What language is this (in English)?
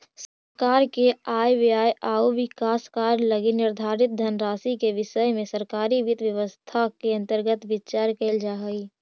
Magahi